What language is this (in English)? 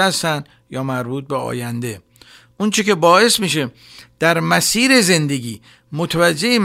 Persian